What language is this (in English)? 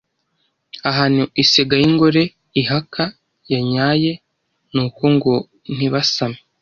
Kinyarwanda